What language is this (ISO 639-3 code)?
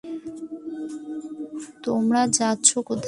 ben